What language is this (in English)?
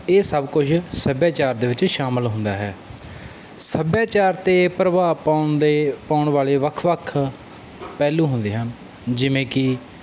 Punjabi